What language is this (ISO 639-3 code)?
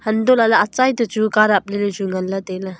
nnp